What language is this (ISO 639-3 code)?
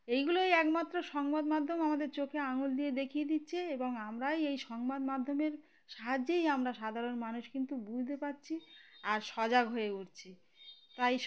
ben